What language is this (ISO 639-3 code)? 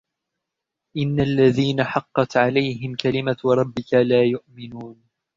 ara